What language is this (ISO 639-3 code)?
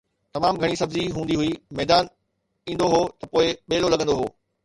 snd